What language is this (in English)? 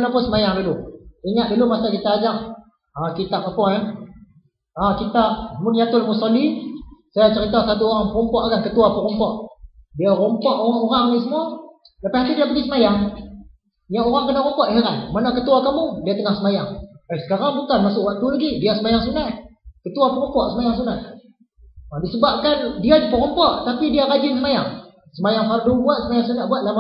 Malay